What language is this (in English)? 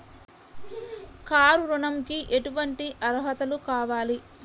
Telugu